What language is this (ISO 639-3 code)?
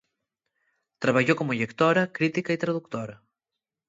ast